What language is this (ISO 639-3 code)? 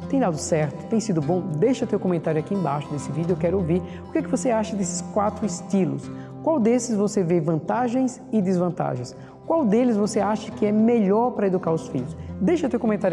por